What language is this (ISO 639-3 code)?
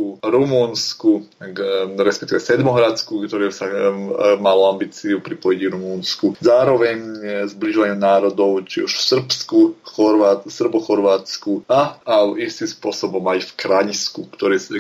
slk